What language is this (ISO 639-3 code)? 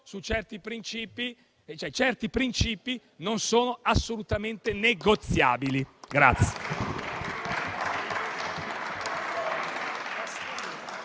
ita